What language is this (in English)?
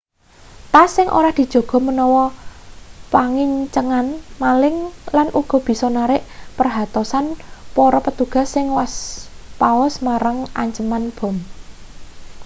Javanese